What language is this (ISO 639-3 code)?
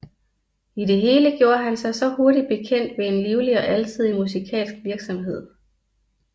dan